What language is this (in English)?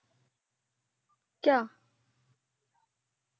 Punjabi